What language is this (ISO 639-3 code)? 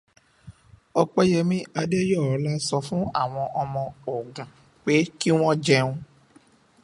yor